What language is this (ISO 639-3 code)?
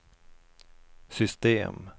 swe